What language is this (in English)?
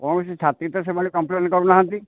Odia